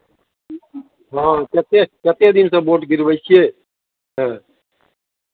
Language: Maithili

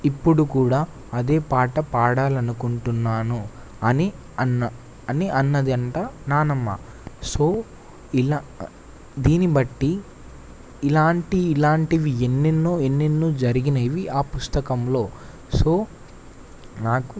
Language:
Telugu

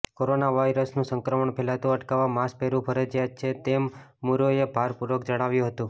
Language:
Gujarati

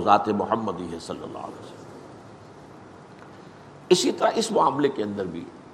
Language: Urdu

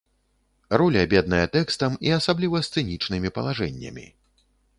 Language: Belarusian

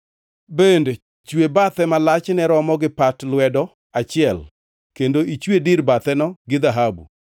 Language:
Luo (Kenya and Tanzania)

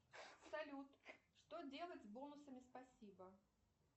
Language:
Russian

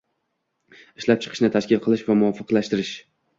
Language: Uzbek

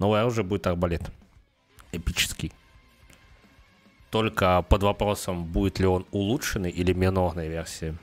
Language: Russian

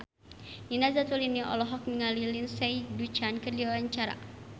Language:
Sundanese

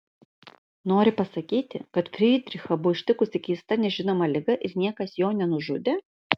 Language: Lithuanian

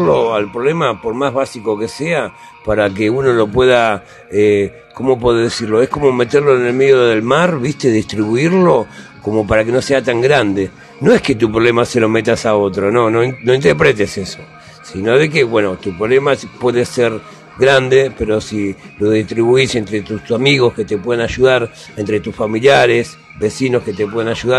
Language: Spanish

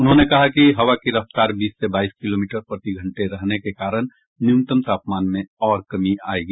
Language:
Hindi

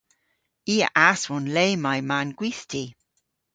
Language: Cornish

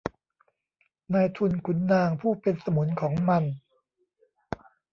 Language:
Thai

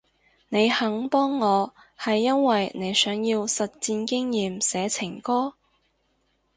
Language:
Cantonese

